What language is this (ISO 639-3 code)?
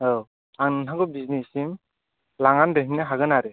brx